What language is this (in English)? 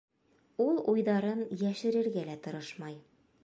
Bashkir